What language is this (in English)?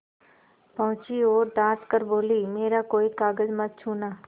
Hindi